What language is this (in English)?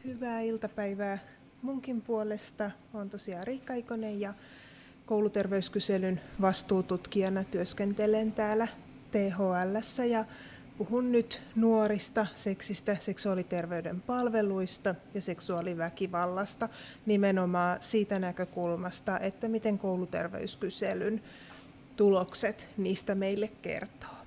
Finnish